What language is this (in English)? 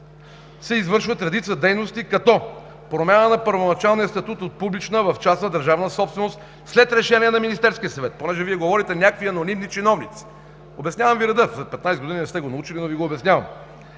Bulgarian